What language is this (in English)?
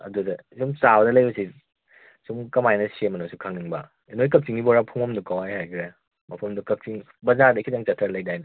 Manipuri